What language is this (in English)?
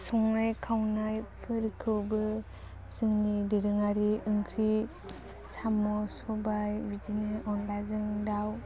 Bodo